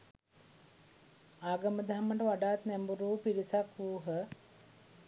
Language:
Sinhala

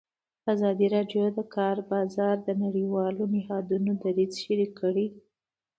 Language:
Pashto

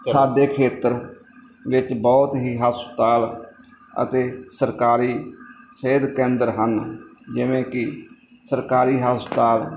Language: Punjabi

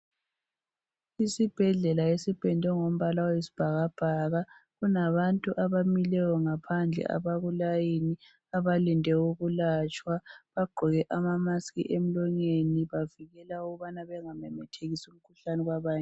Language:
North Ndebele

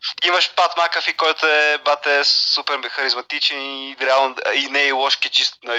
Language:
Bulgarian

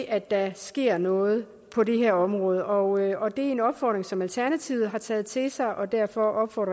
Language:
Danish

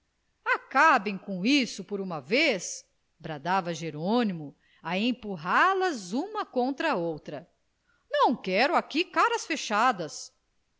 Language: Portuguese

